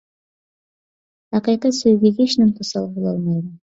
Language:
Uyghur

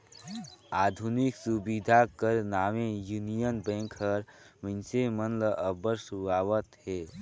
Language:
Chhattisgarhi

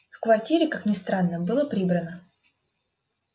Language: Russian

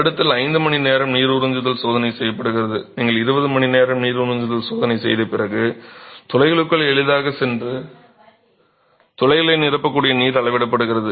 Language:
Tamil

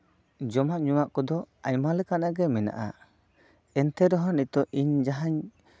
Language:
Santali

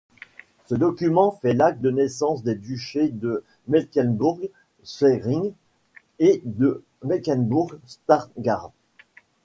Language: French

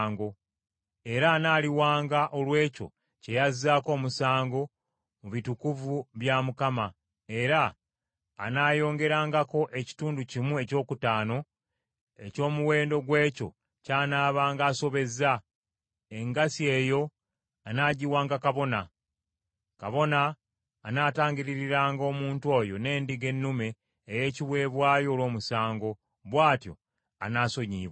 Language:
Ganda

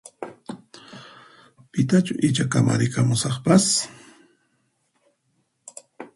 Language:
Puno Quechua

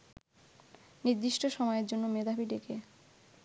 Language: Bangla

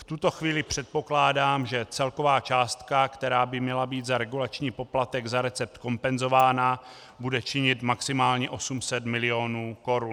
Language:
Czech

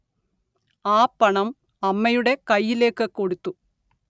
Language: Malayalam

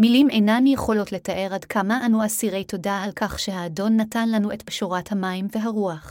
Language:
Hebrew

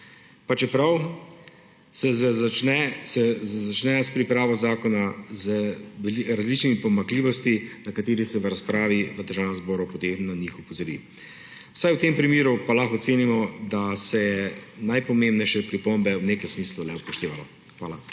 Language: Slovenian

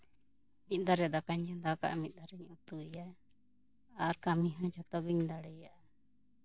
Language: Santali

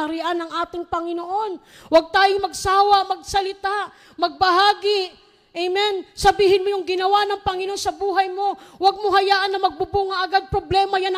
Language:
Filipino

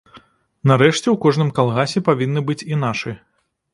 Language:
Belarusian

